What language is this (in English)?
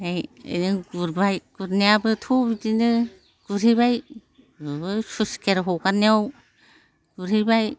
Bodo